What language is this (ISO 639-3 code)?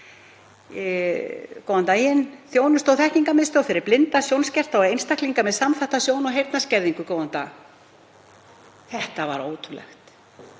isl